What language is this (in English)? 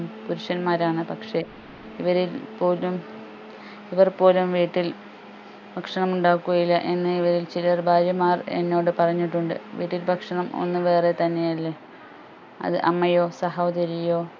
Malayalam